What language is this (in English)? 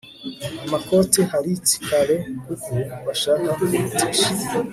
Kinyarwanda